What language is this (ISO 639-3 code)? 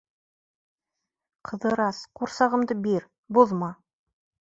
bak